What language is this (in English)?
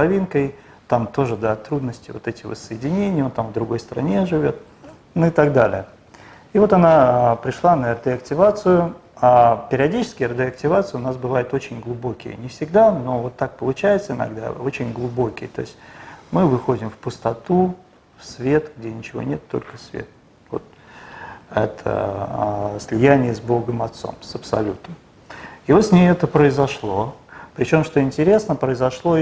Russian